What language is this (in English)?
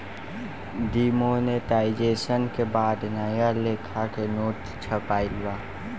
Bhojpuri